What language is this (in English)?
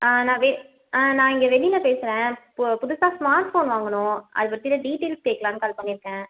Tamil